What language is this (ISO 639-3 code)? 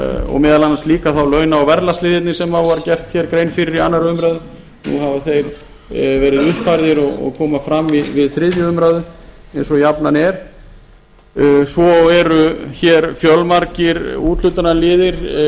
isl